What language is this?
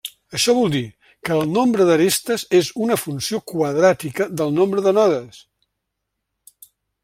Catalan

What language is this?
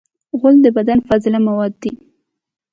Pashto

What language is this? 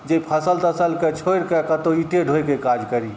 Maithili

